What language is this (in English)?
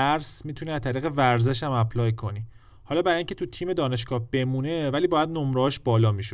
Persian